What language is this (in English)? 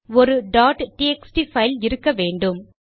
Tamil